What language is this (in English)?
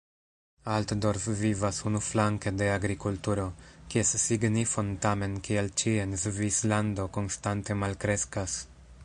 Esperanto